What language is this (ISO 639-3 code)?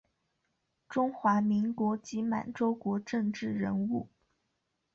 zho